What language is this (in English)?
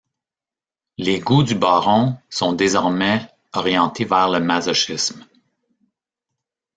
French